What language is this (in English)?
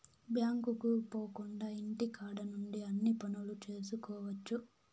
Telugu